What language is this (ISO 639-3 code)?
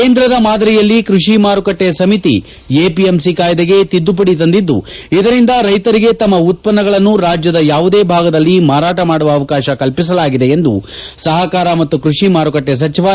kan